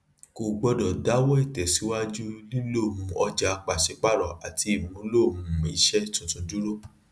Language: Yoruba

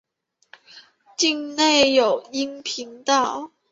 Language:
Chinese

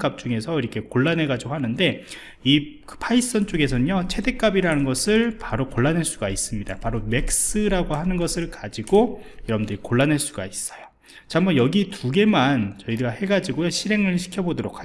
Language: Korean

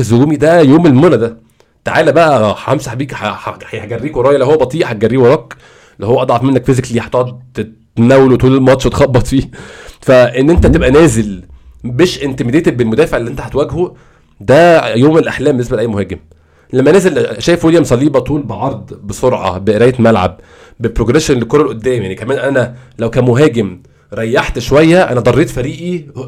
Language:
Arabic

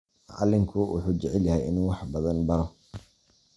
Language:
Somali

